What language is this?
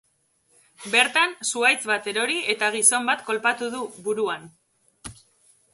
Basque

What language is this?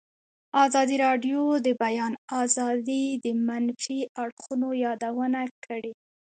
Pashto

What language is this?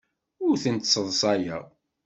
Kabyle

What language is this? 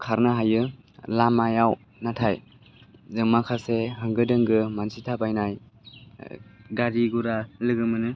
Bodo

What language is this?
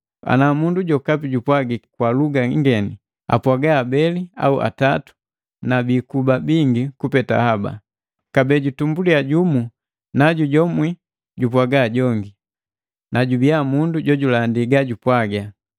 Matengo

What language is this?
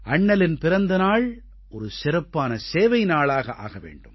Tamil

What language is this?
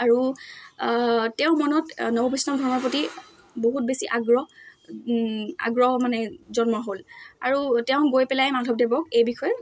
Assamese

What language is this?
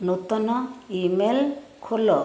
Odia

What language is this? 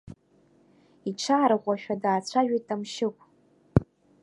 Abkhazian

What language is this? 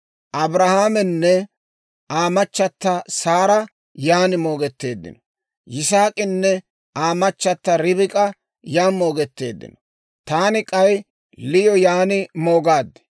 Dawro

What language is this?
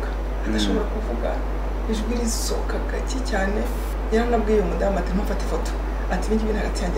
French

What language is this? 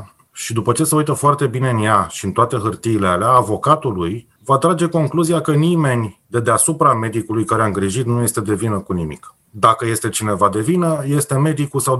Romanian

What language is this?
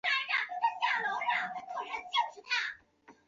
Chinese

